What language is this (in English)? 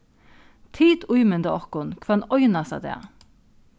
Faroese